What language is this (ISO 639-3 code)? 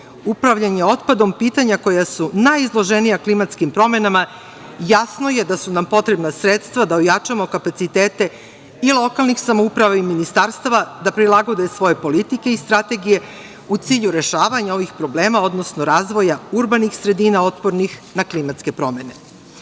srp